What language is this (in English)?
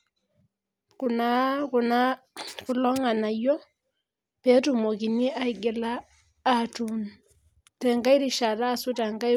Masai